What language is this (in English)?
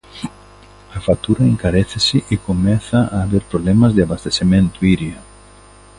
Galician